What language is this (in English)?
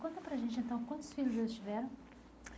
Portuguese